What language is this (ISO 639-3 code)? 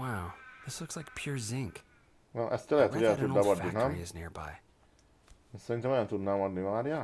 hun